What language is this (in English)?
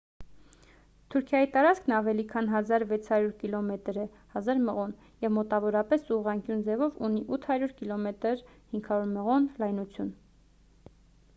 Armenian